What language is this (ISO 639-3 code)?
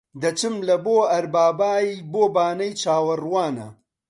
ckb